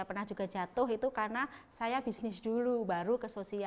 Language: Indonesian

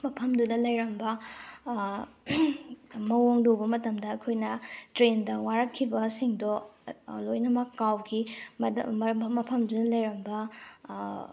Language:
Manipuri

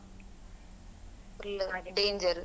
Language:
Kannada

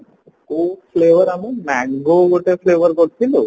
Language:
Odia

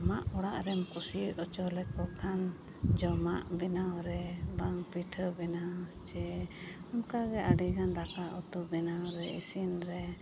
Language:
Santali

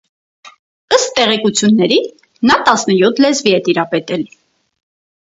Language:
Armenian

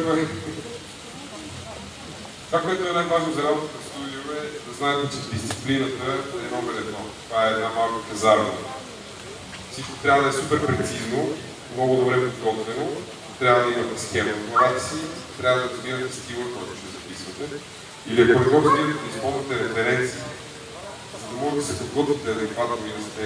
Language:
Bulgarian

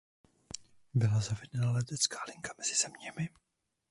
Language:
Czech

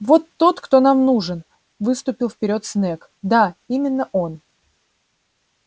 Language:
Russian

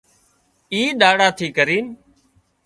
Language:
Wadiyara Koli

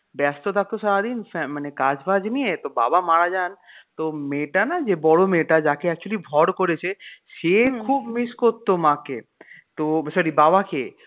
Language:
Bangla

